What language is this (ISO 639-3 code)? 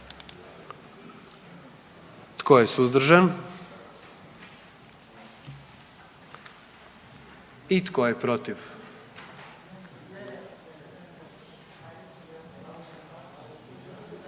hrv